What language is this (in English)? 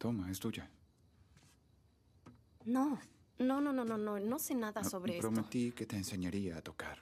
Spanish